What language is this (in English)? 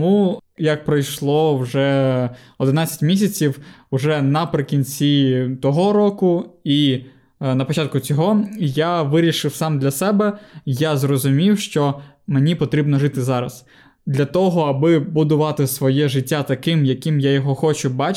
Ukrainian